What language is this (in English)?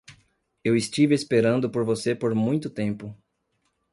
Portuguese